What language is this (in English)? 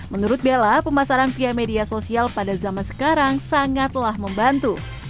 Indonesian